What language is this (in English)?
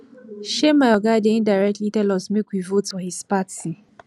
Nigerian Pidgin